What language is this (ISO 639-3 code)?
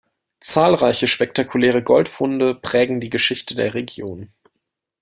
deu